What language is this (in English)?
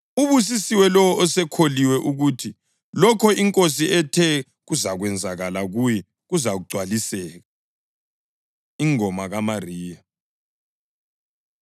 North Ndebele